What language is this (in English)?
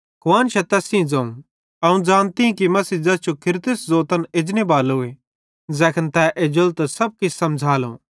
Bhadrawahi